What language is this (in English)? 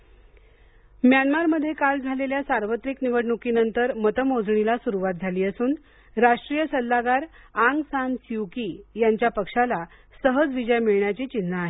Marathi